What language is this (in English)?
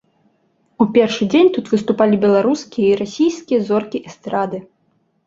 Belarusian